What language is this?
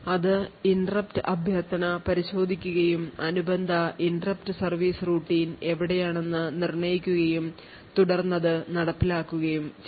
Malayalam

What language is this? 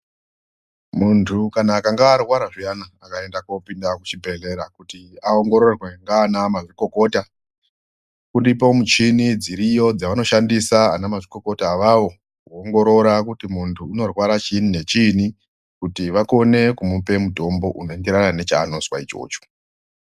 Ndau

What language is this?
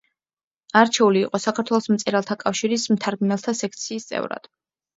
Georgian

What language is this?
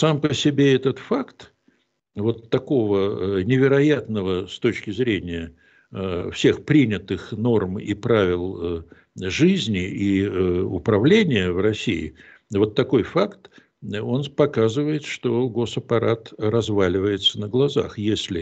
Russian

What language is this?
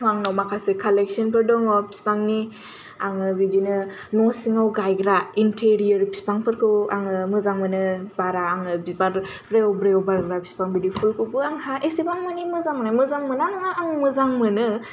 Bodo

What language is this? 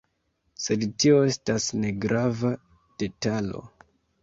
Esperanto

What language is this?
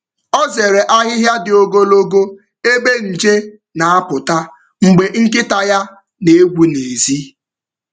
Igbo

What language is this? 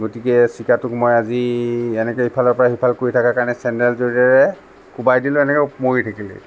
Assamese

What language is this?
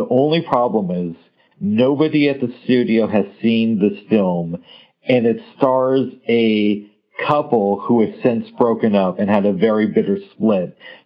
English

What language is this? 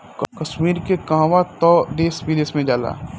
Bhojpuri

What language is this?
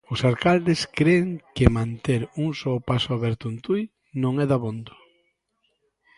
Galician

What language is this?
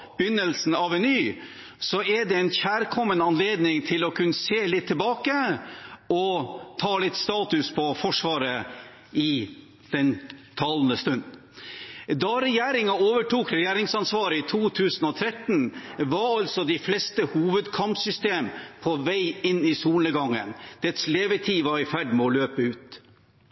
Norwegian Bokmål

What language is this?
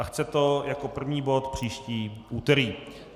Czech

